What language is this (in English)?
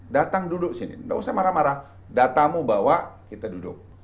Indonesian